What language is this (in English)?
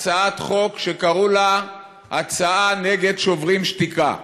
Hebrew